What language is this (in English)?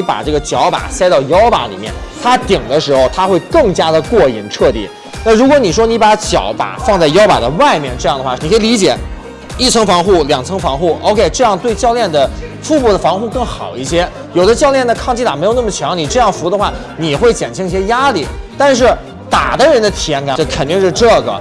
Chinese